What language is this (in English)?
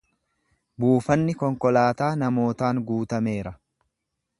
Oromo